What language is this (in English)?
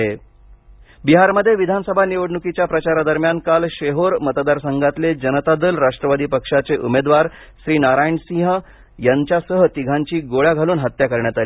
Marathi